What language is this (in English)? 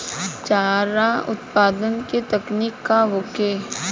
Bhojpuri